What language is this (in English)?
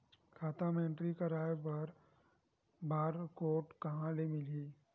Chhattisgarhi